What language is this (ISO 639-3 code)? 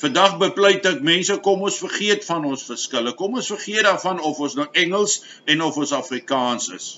nld